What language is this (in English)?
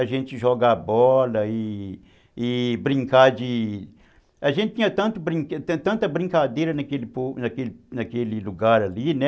Portuguese